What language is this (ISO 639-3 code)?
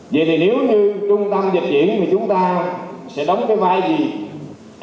vie